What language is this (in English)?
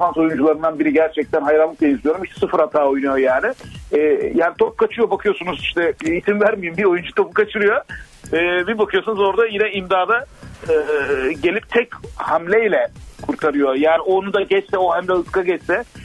Turkish